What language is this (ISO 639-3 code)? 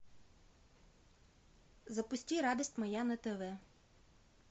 rus